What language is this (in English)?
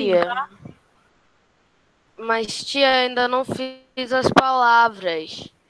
Portuguese